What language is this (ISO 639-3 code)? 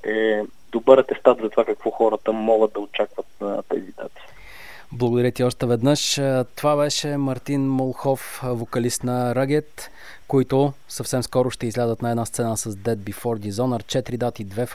bul